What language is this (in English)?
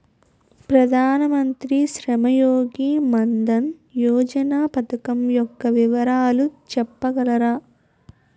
Telugu